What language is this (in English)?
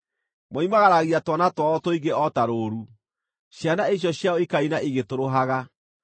Kikuyu